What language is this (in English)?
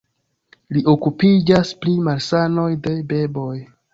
Esperanto